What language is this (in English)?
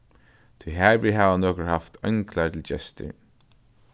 Faroese